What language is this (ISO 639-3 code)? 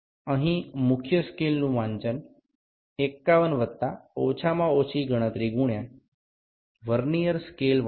ben